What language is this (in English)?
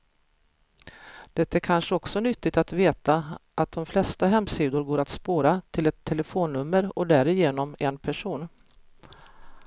Swedish